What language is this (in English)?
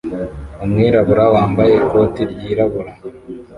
Kinyarwanda